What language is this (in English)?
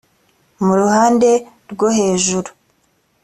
Kinyarwanda